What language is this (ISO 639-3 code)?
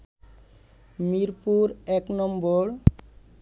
ben